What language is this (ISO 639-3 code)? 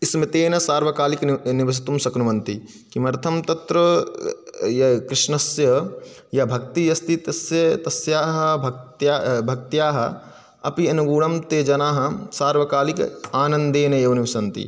san